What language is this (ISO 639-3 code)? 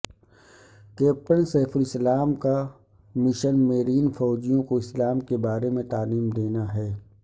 urd